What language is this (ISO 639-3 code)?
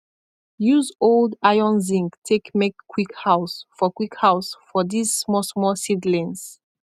pcm